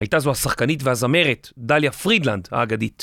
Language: Hebrew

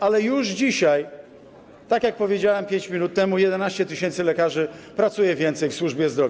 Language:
Polish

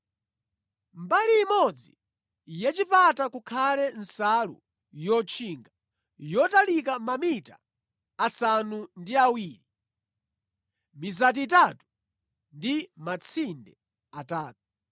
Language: Nyanja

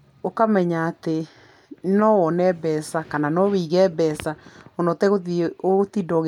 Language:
Kikuyu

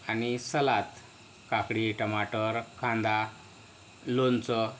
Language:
Marathi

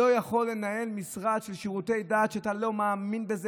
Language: Hebrew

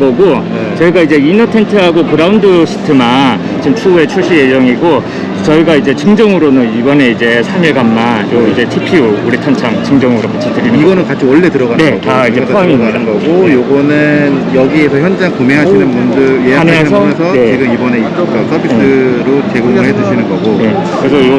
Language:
Korean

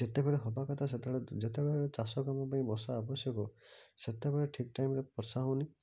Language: Odia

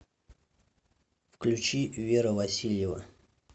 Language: Russian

